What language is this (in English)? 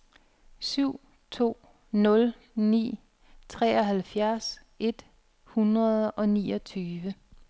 Danish